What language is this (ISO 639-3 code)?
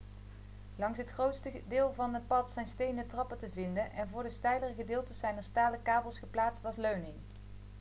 nld